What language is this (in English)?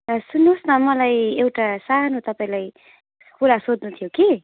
Nepali